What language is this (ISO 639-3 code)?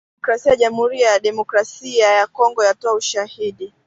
swa